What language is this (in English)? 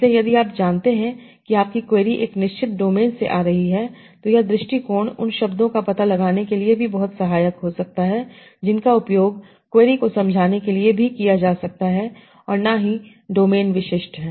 Hindi